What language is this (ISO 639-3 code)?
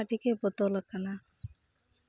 sat